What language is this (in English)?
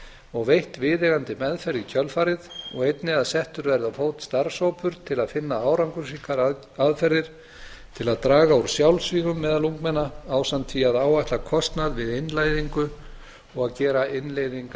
Icelandic